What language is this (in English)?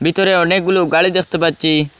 Bangla